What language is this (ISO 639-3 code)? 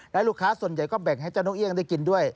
tha